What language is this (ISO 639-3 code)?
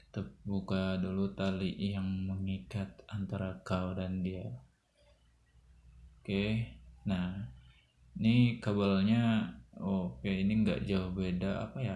ind